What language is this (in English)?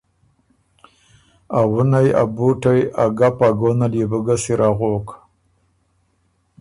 Ormuri